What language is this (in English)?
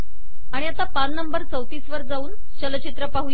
Marathi